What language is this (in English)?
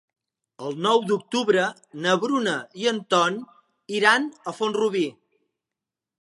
Catalan